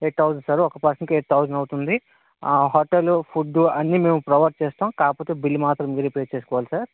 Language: Telugu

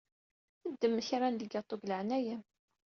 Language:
Kabyle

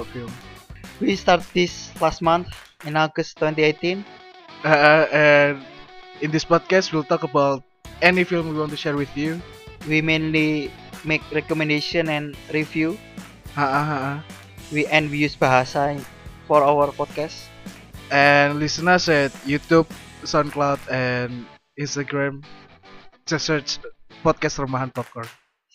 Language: Indonesian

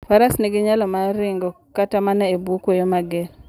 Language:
Luo (Kenya and Tanzania)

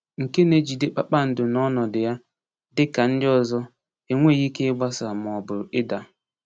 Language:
Igbo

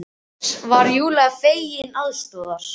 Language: Icelandic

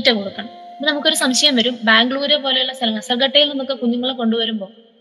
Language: Malayalam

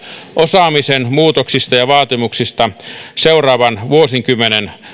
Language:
Finnish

